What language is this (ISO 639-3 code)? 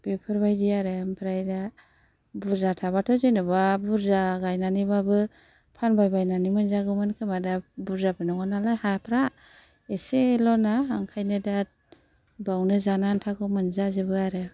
brx